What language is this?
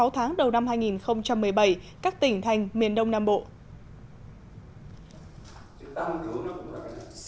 Vietnamese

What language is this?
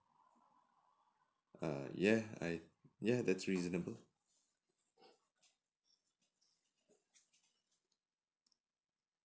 English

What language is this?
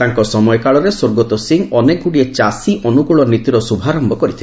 Odia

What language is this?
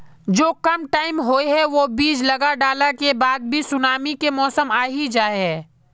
Magahi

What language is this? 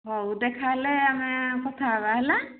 Odia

